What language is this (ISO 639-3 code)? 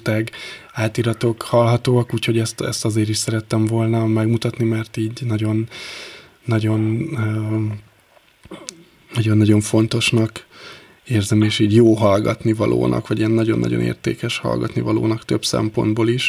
hun